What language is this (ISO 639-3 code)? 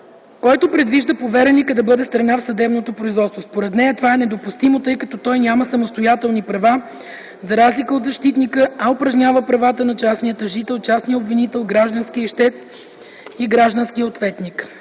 bul